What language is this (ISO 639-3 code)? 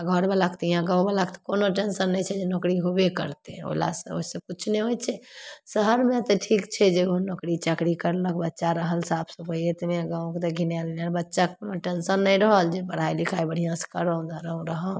mai